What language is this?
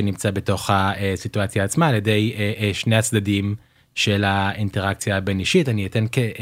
Hebrew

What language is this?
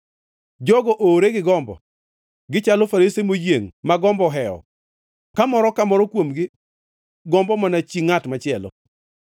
Luo (Kenya and Tanzania)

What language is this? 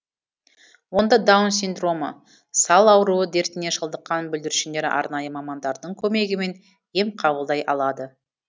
Kazakh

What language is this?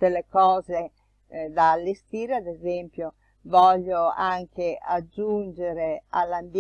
Italian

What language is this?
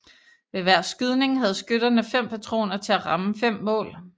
Danish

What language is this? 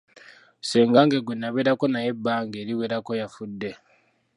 Ganda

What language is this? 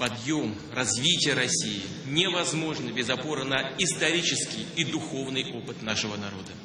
Russian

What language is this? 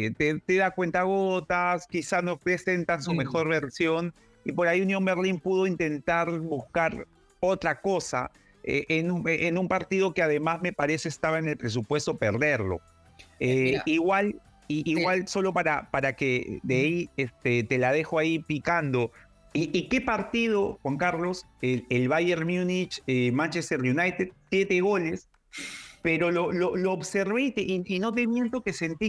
Spanish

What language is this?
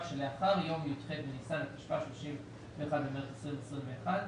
Hebrew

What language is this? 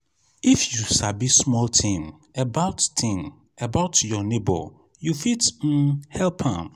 Nigerian Pidgin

